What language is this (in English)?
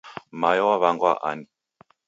Taita